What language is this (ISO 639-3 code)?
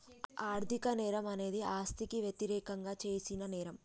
tel